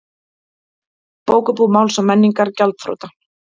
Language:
Icelandic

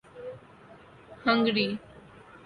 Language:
Urdu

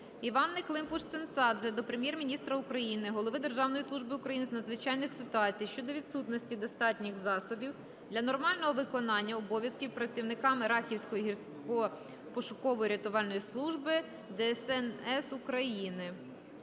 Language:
Ukrainian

